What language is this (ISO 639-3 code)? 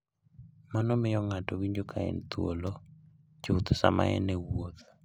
luo